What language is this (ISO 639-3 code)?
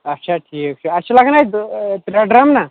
kas